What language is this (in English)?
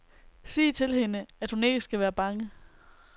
Danish